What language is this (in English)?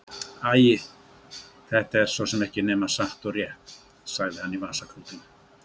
Icelandic